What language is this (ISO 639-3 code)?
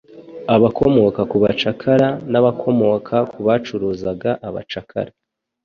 kin